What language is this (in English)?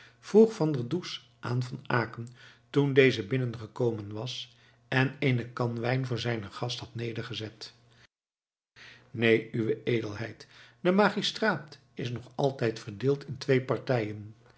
Dutch